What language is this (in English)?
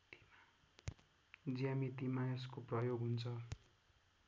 Nepali